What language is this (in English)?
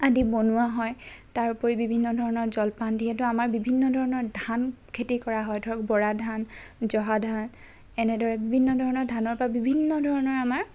Assamese